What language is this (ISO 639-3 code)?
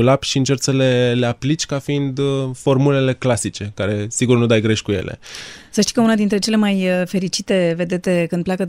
ron